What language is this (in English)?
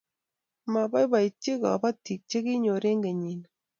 Kalenjin